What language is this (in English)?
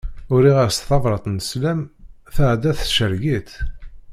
Kabyle